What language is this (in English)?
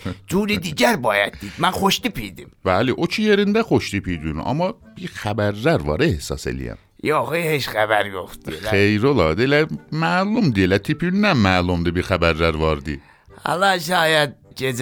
Persian